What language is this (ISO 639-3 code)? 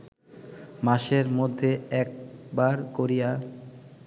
ben